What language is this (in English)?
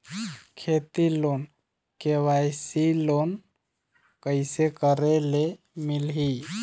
Chhattisgarhi